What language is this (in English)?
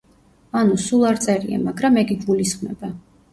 Georgian